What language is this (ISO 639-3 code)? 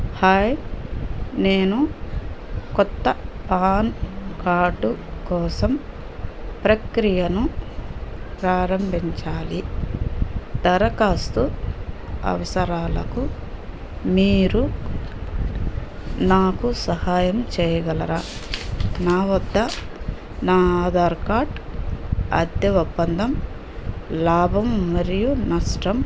tel